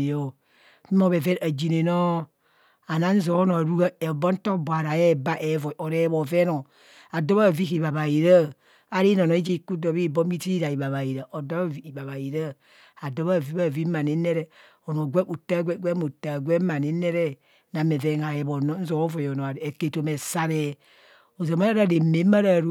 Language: Kohumono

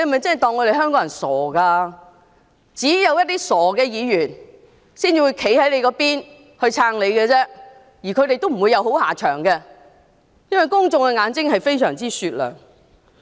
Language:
Cantonese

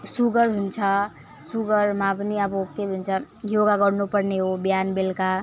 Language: Nepali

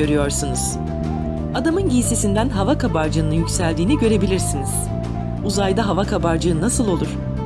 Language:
Turkish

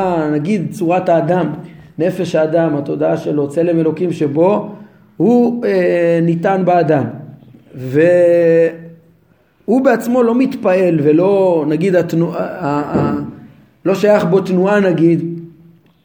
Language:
Hebrew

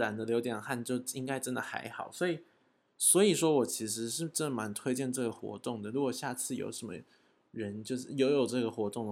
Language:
Chinese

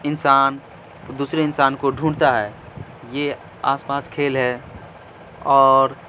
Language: Urdu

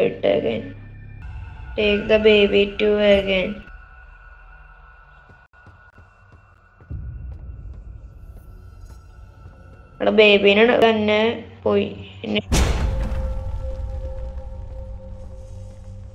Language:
Arabic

